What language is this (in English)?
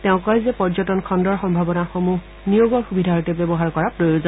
Assamese